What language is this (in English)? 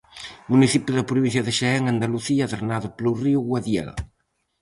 Galician